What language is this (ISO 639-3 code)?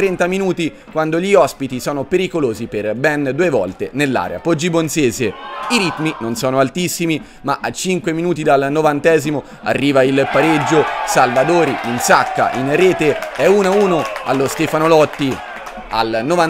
ita